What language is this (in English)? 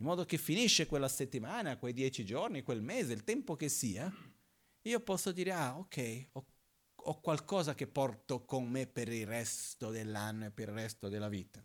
Italian